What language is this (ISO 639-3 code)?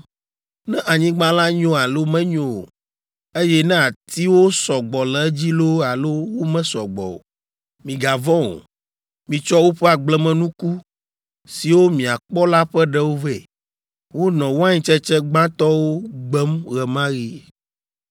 ewe